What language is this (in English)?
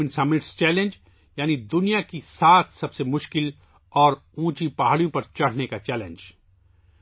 Urdu